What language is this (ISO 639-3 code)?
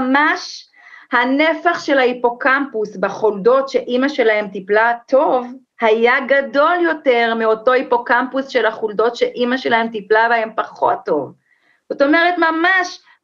heb